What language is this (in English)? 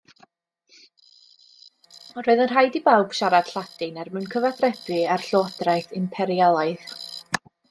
Welsh